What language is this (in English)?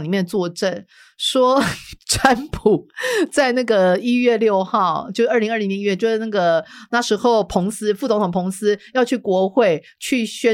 Chinese